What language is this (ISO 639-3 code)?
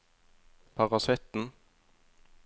nor